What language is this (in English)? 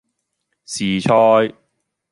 Cantonese